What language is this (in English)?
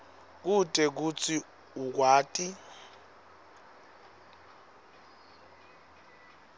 Swati